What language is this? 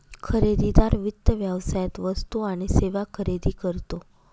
Marathi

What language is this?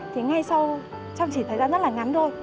Vietnamese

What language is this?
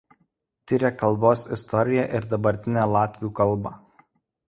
Lithuanian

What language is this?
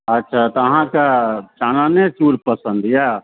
Maithili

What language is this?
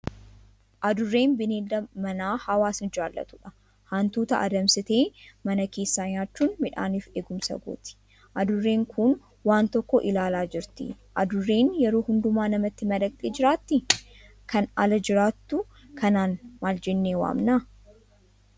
Oromo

